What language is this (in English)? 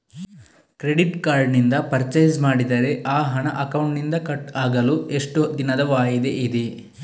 Kannada